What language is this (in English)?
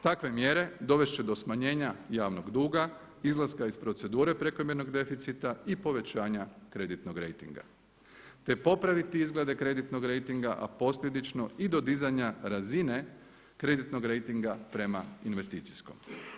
Croatian